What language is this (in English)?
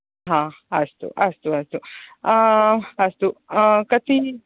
Sanskrit